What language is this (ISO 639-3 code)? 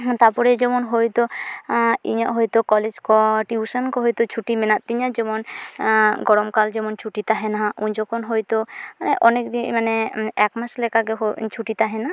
sat